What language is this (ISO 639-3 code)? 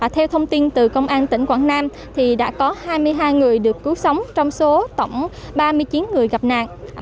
vie